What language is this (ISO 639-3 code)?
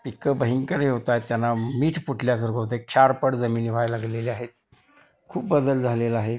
mar